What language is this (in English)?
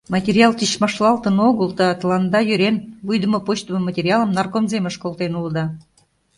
Mari